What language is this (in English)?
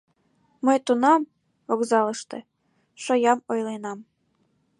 Mari